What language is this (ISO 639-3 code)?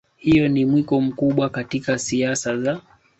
swa